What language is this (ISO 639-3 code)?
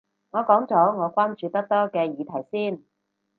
yue